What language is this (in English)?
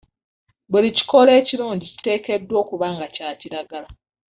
Ganda